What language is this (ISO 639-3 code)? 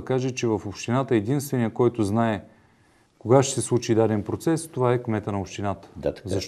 bul